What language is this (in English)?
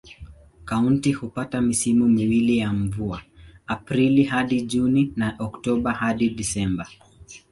Swahili